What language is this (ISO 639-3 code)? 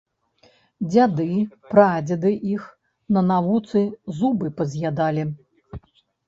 bel